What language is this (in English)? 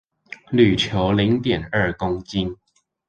Chinese